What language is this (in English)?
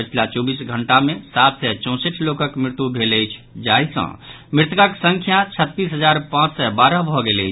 Maithili